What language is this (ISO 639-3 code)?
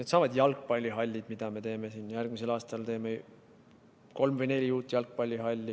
est